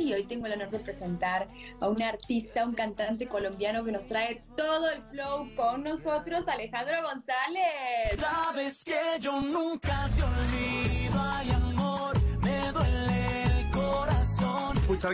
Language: Spanish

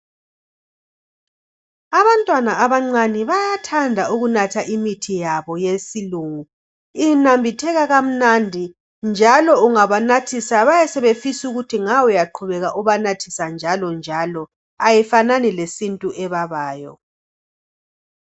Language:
North Ndebele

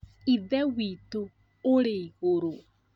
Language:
Kikuyu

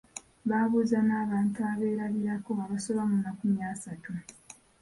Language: Ganda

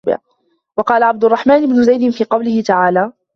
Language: Arabic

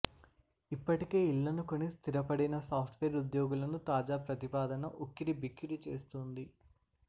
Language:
Telugu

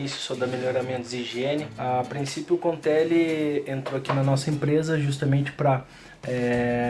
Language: Portuguese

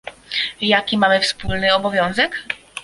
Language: Polish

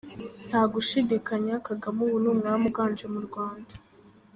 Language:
Kinyarwanda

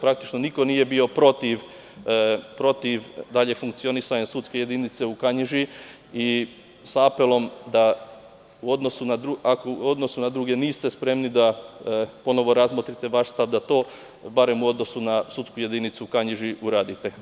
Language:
Serbian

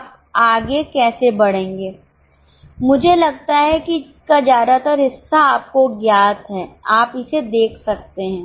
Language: Hindi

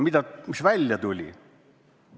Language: Estonian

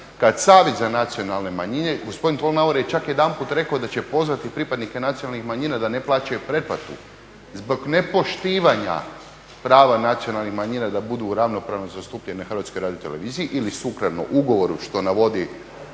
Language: Croatian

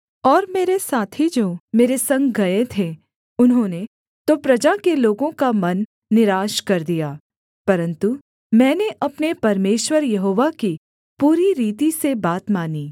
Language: Hindi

